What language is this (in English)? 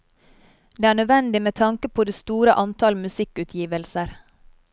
Norwegian